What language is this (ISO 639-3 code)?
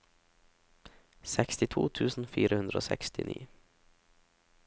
nor